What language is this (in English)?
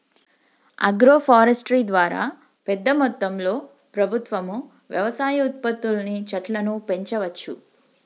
Telugu